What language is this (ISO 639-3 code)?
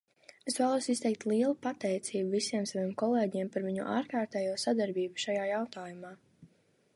lav